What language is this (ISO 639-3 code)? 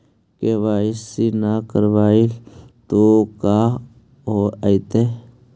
mag